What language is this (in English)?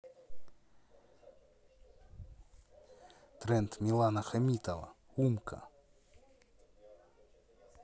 Russian